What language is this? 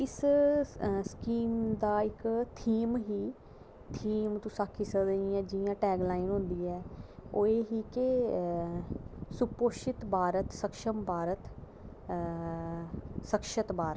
Dogri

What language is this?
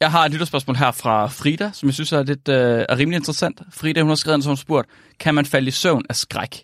Danish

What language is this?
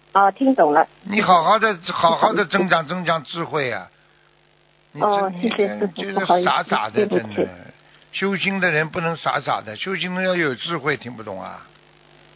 Chinese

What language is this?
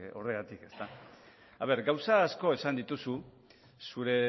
Basque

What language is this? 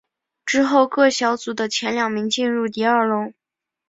Chinese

